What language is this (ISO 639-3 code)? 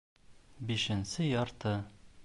bak